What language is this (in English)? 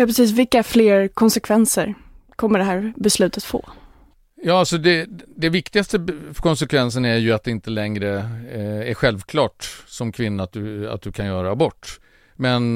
Swedish